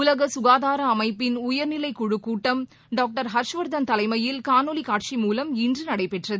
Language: Tamil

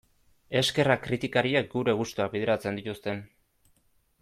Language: Basque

